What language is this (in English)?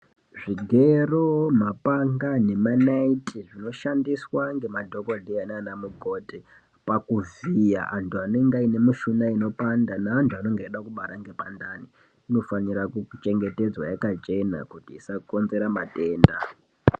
Ndau